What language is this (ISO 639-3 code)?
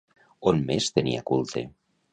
cat